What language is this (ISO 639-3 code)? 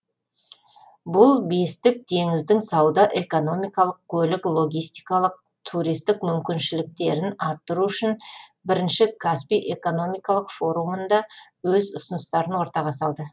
kaz